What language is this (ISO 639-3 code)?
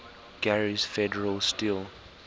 eng